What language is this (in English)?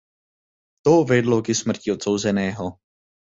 Czech